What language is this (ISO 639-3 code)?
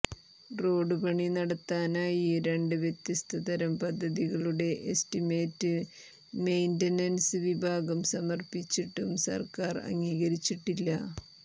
mal